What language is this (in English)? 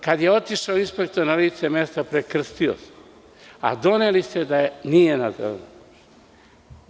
Serbian